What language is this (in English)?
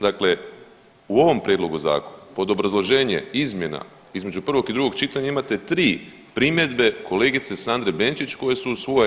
Croatian